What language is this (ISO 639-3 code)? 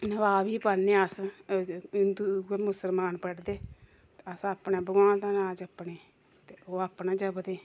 doi